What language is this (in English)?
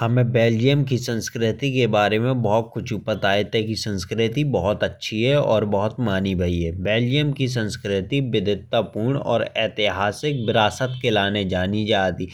Bundeli